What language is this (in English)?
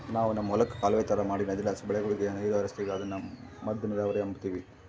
Kannada